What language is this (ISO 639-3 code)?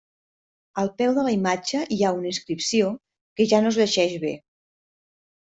cat